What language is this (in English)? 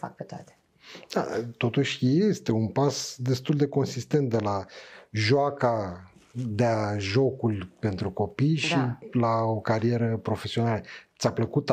Romanian